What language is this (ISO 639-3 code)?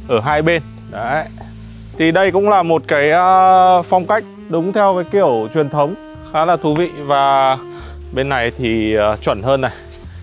vie